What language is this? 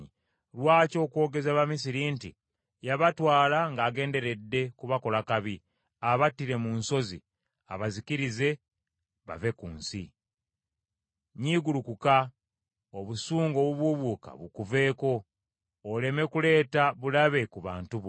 Ganda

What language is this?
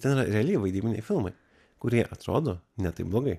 Lithuanian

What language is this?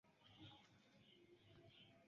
Esperanto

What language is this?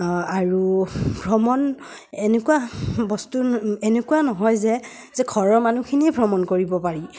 Assamese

